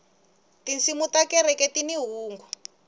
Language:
Tsonga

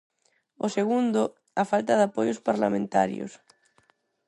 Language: Galician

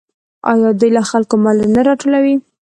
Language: Pashto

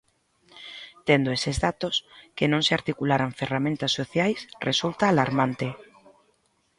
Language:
Galician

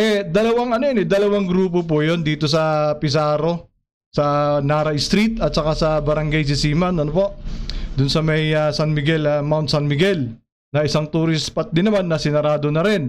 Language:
Filipino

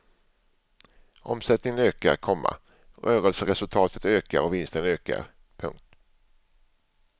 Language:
Swedish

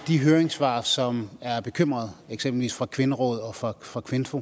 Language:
Danish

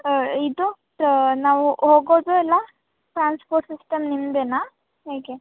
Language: Kannada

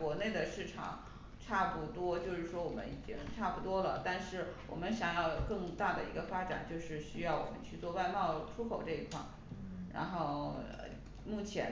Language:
Chinese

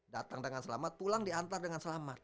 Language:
Indonesian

